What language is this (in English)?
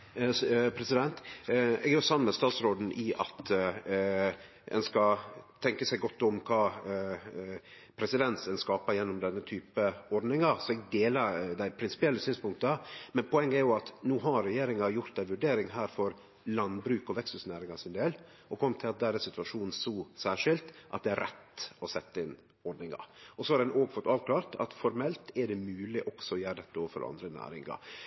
Norwegian Nynorsk